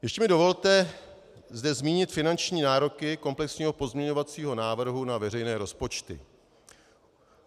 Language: Czech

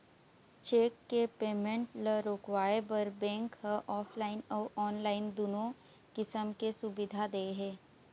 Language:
Chhattisgarhi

